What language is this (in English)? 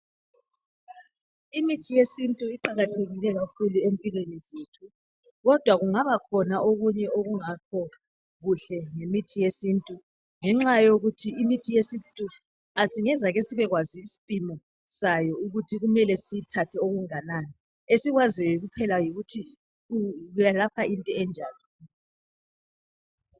North Ndebele